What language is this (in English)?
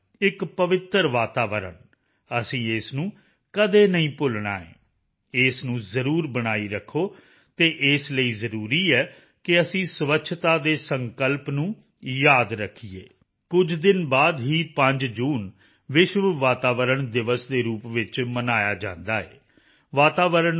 Punjabi